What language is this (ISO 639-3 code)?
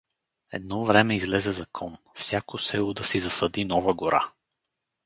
bul